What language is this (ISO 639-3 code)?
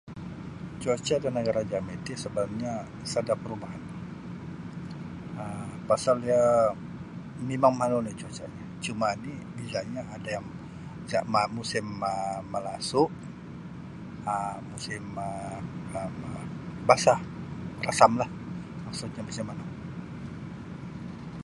bsy